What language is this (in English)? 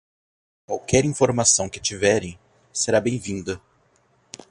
Portuguese